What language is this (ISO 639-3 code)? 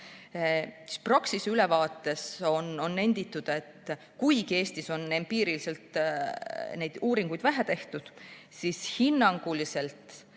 est